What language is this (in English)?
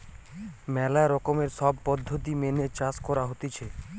Bangla